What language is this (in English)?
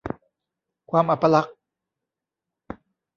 Thai